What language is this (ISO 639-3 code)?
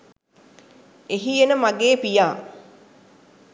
sin